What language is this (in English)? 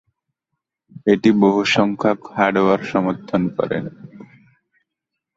Bangla